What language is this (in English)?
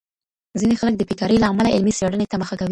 Pashto